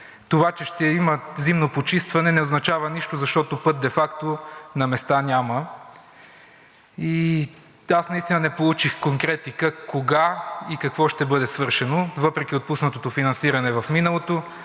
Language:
Bulgarian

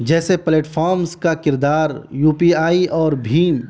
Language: Urdu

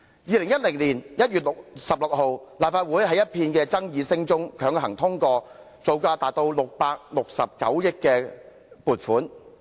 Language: Cantonese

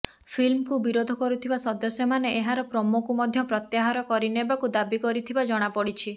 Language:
Odia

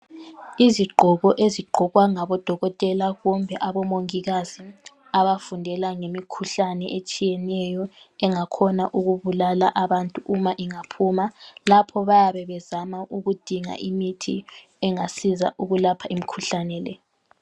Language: North Ndebele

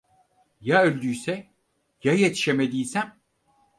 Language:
Turkish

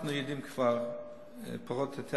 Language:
Hebrew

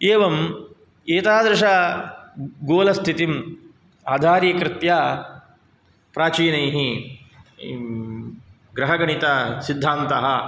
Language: Sanskrit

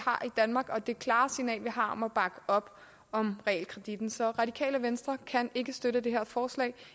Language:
Danish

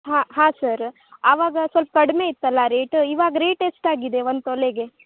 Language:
Kannada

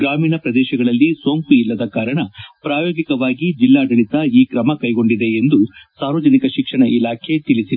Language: Kannada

